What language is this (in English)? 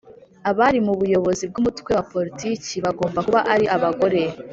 Kinyarwanda